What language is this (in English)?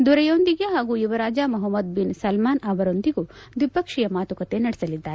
Kannada